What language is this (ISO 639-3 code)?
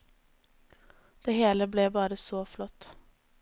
nor